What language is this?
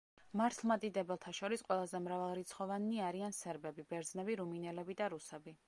Georgian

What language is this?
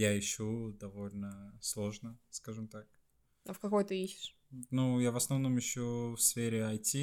Russian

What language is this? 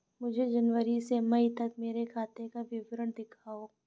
Hindi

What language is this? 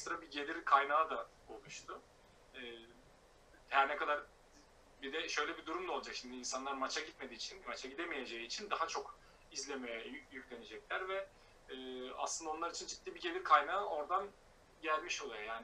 Turkish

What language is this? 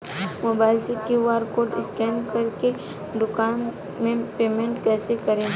Bhojpuri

